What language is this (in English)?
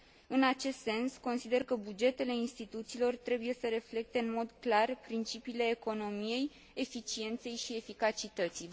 Romanian